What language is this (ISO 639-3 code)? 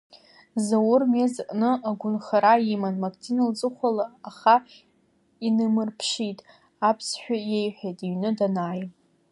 abk